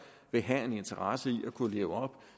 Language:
Danish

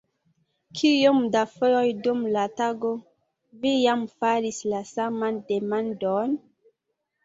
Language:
Esperanto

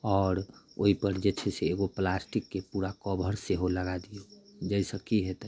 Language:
Maithili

